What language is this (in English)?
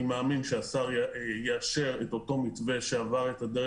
Hebrew